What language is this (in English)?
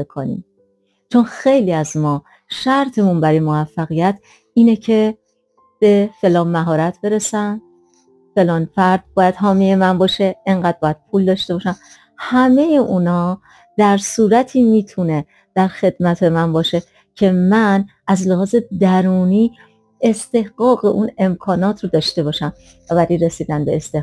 Persian